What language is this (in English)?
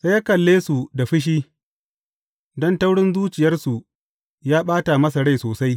Hausa